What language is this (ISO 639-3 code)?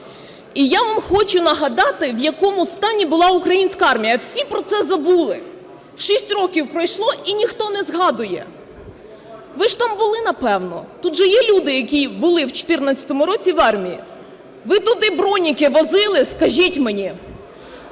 ukr